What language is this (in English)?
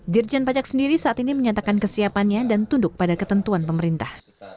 Indonesian